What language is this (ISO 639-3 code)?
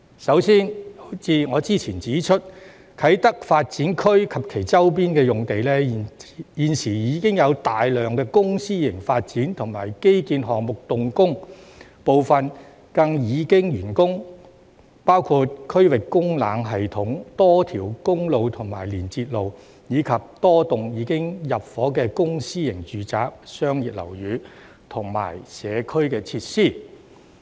yue